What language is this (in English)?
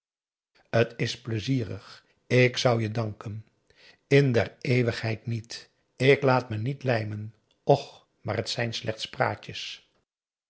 Dutch